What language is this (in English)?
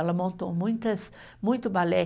Portuguese